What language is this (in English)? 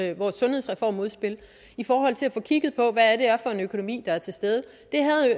Danish